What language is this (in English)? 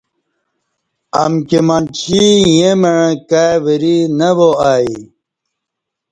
Kati